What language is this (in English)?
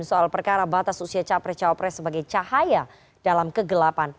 Indonesian